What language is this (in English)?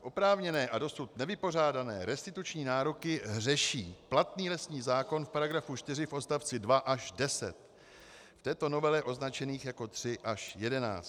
Czech